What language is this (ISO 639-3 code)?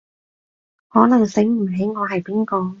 yue